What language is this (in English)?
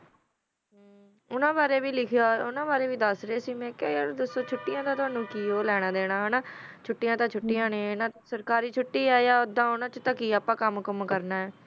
Punjabi